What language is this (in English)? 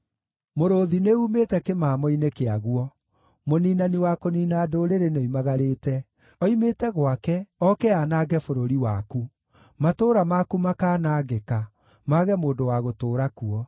Kikuyu